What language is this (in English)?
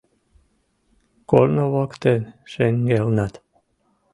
Mari